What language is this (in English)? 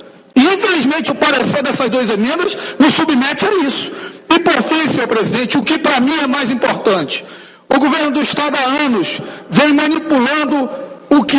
Portuguese